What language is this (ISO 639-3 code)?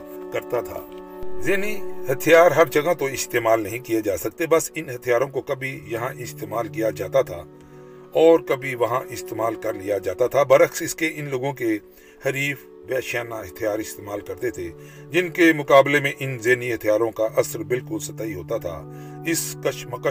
urd